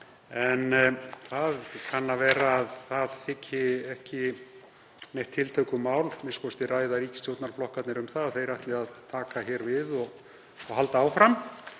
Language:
Icelandic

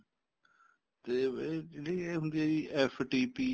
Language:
Punjabi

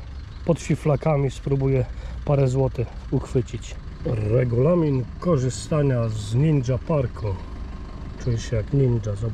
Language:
Polish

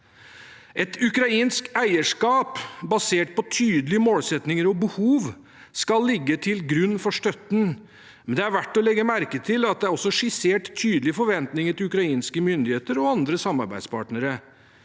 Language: Norwegian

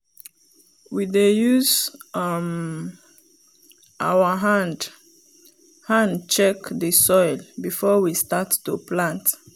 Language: Nigerian Pidgin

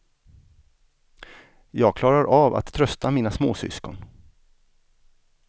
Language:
Swedish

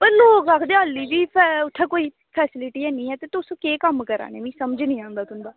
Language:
Dogri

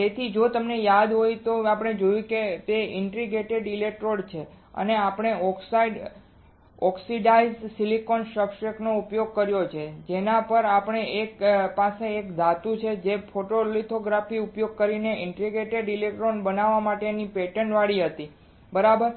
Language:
Gujarati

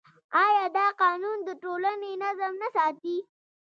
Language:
Pashto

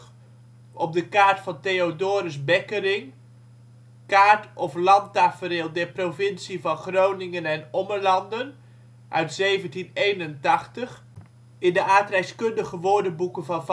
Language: Dutch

